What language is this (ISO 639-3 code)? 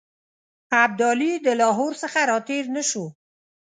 pus